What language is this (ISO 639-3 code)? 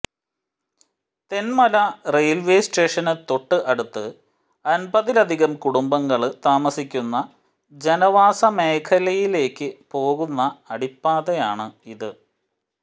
mal